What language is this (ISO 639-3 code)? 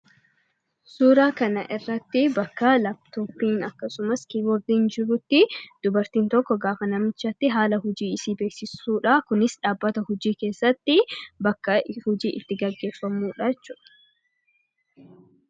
orm